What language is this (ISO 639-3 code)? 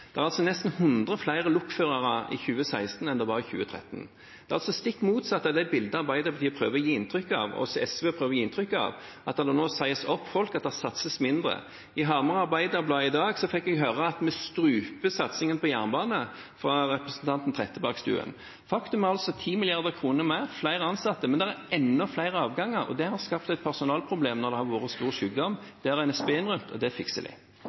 nob